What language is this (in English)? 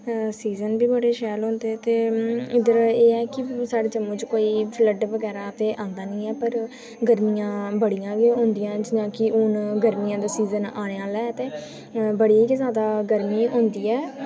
Dogri